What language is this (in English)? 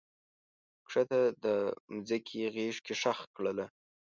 Pashto